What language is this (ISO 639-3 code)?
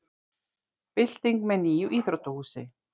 isl